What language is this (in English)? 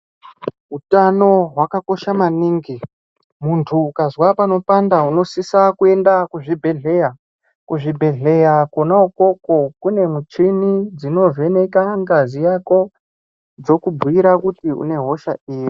Ndau